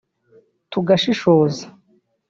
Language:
Kinyarwanda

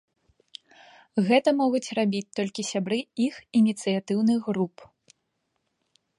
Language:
Belarusian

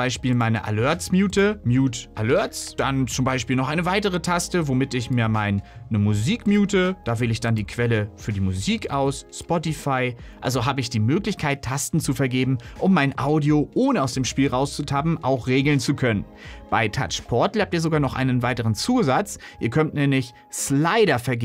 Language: German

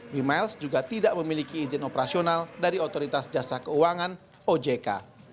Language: Indonesian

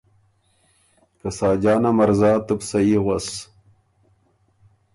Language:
Ormuri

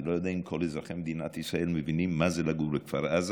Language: Hebrew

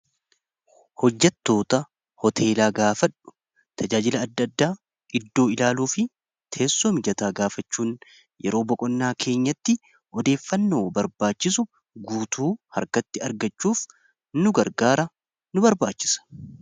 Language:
Oromo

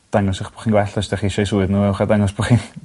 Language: Welsh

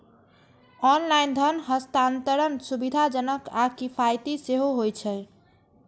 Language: Maithili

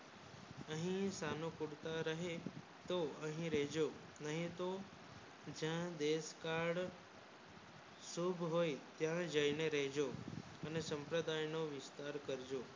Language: Gujarati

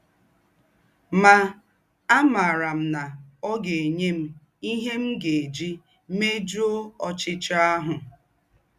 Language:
Igbo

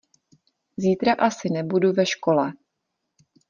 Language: Czech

